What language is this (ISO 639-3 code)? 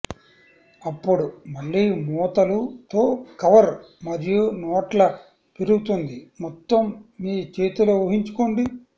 tel